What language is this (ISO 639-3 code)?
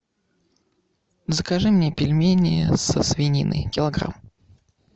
rus